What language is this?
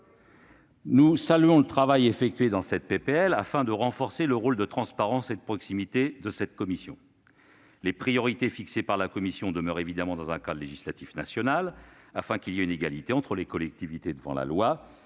French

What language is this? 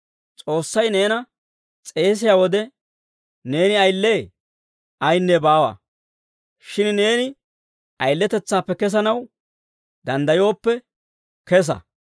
Dawro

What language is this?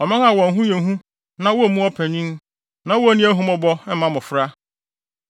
Akan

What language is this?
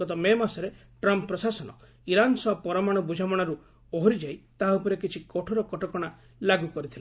Odia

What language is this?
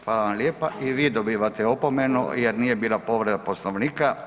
Croatian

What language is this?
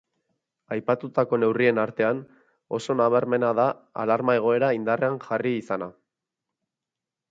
Basque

